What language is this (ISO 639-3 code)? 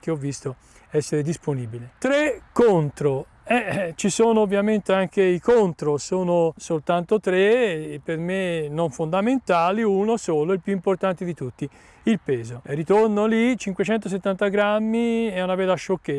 ita